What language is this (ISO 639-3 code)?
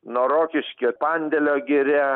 lit